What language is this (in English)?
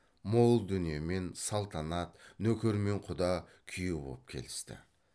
Kazakh